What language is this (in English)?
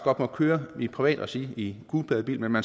Danish